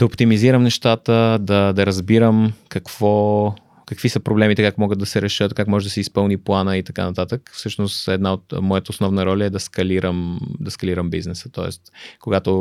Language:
Bulgarian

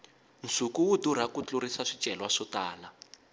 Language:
Tsonga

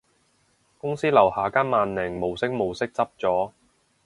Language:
Cantonese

